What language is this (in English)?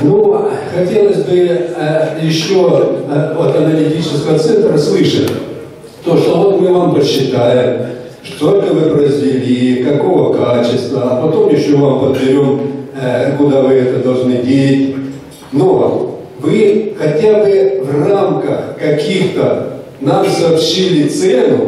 Russian